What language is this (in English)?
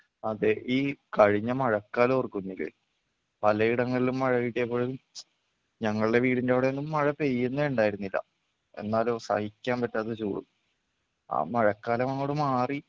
Malayalam